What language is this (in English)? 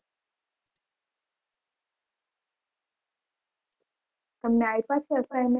Gujarati